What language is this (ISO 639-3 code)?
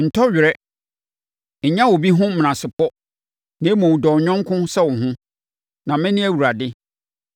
aka